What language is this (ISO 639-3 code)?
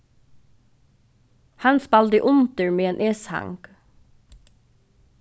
fao